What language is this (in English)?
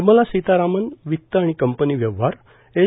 Marathi